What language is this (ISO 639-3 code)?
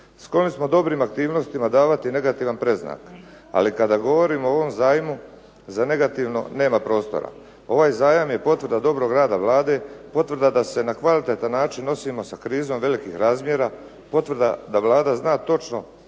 hrv